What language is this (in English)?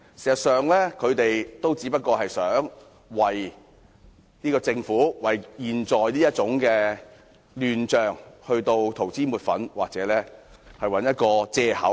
Cantonese